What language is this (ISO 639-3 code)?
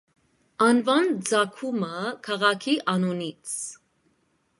hye